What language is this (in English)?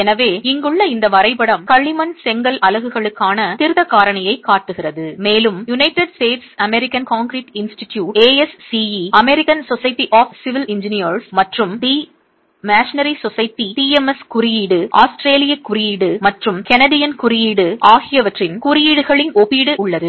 Tamil